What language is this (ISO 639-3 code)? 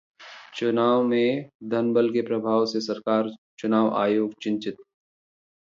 hin